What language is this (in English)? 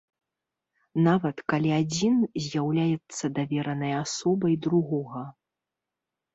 Belarusian